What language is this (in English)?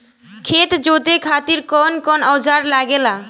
Bhojpuri